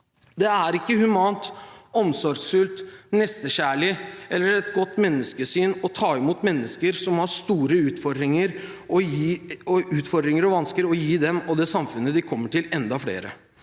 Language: Norwegian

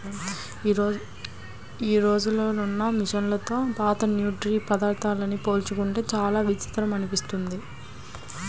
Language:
Telugu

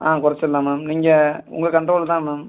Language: Tamil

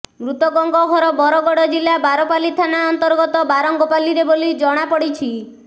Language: Odia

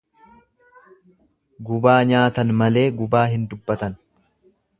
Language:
Oromo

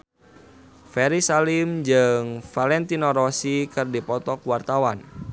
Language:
Sundanese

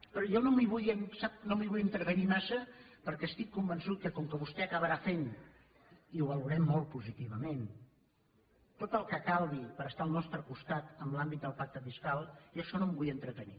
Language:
Catalan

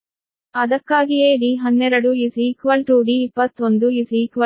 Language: Kannada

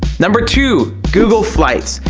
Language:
English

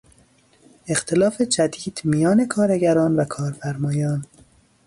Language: Persian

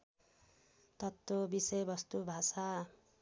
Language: Nepali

